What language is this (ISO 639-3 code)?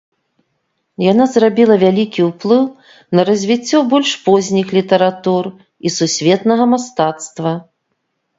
bel